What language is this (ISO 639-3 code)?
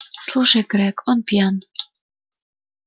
rus